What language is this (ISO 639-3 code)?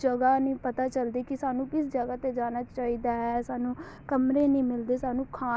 pan